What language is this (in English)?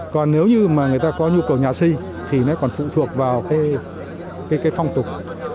Vietnamese